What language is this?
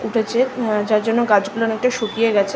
Bangla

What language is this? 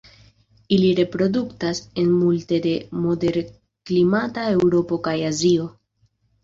Esperanto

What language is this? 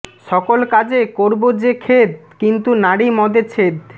Bangla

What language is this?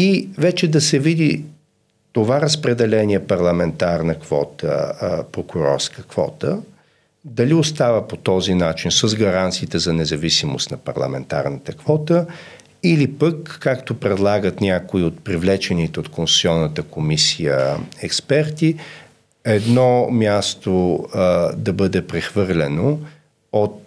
Bulgarian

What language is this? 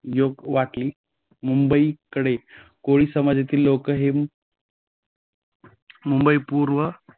Marathi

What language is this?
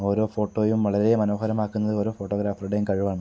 Malayalam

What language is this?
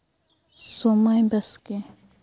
Santali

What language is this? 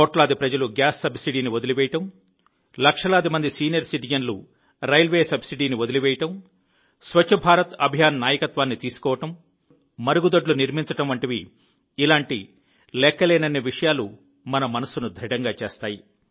Telugu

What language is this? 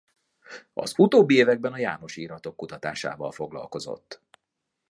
Hungarian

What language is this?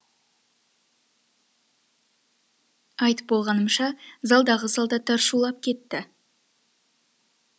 Kazakh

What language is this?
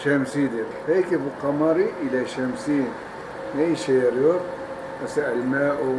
Turkish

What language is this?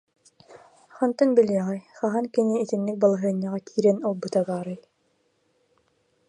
Yakut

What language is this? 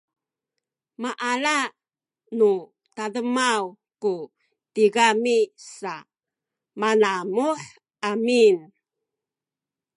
Sakizaya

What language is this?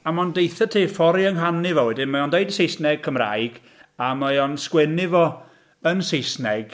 Welsh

